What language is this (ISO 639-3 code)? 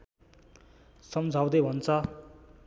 nep